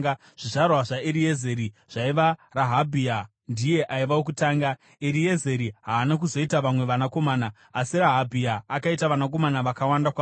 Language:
Shona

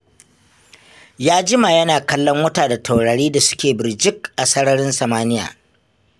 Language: Hausa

